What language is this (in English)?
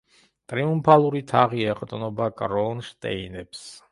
Georgian